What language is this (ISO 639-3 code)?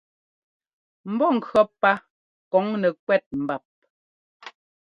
jgo